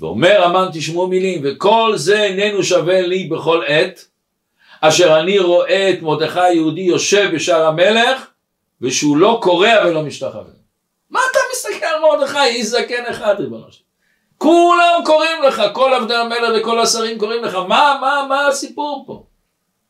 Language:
Hebrew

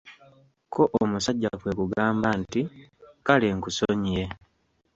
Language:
Ganda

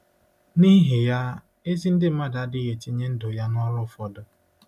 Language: Igbo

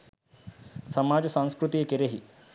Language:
Sinhala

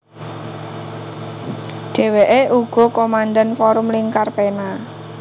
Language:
Javanese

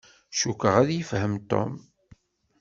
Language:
Kabyle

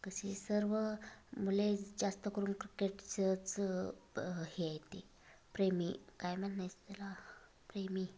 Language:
Marathi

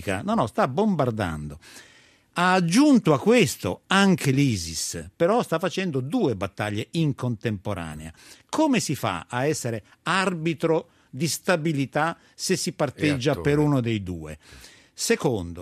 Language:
Italian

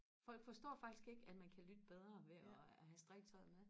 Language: Danish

